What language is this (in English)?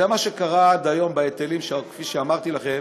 Hebrew